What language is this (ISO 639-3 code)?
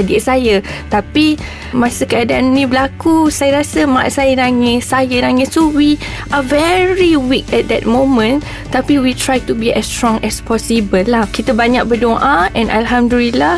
msa